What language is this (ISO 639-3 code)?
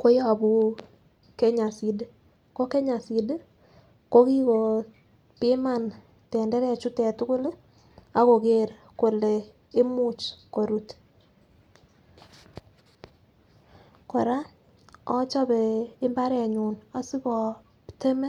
kln